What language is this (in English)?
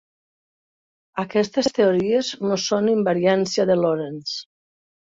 Catalan